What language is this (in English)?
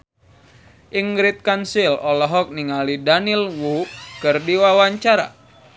Sundanese